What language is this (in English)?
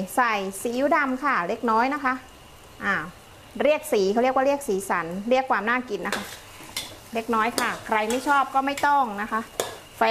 Thai